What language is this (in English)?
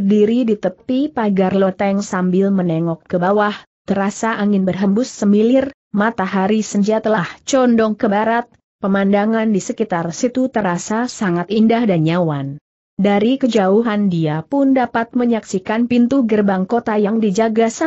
Indonesian